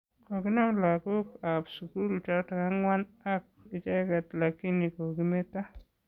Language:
Kalenjin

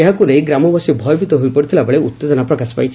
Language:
Odia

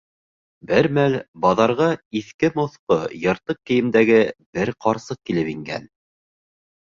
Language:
Bashkir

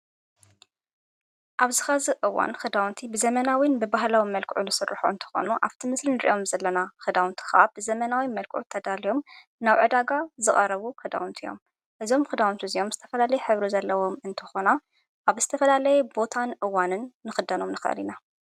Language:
Tigrinya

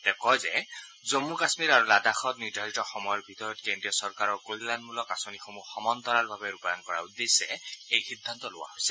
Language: Assamese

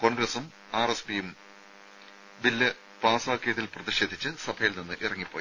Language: Malayalam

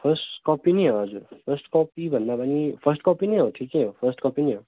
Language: Nepali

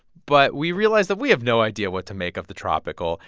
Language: English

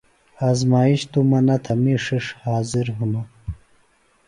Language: Phalura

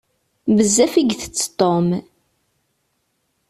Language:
Kabyle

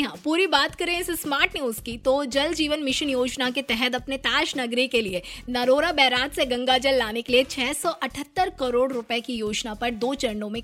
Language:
Hindi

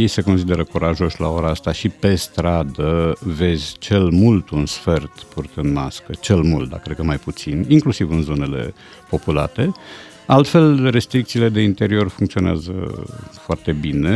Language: Romanian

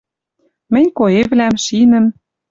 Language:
Western Mari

